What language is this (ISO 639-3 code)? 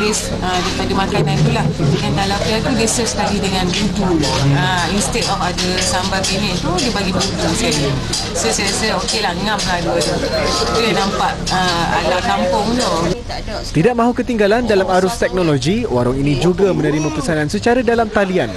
msa